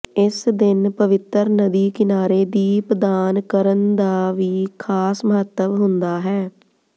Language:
Punjabi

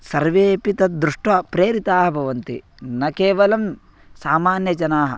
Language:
Sanskrit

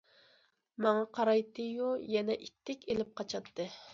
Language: Uyghur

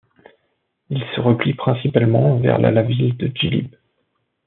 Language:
French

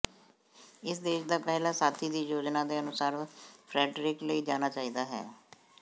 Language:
Punjabi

